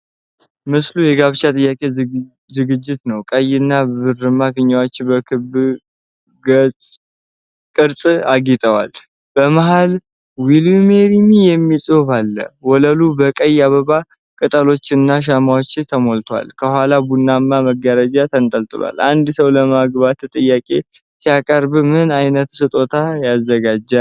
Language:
Amharic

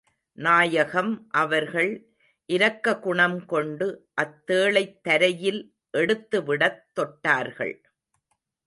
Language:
Tamil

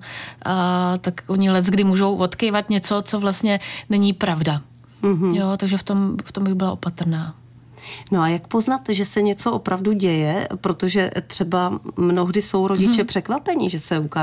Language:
Czech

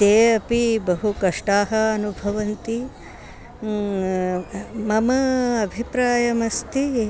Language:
Sanskrit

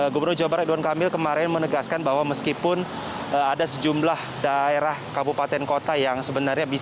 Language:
Indonesian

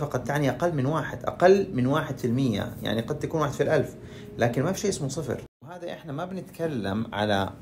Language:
Arabic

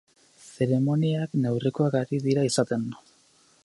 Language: Basque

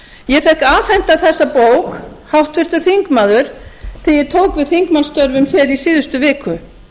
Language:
Icelandic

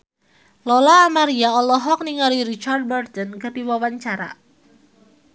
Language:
Sundanese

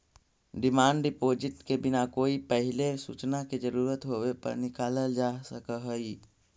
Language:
Magahi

